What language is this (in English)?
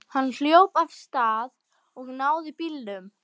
Icelandic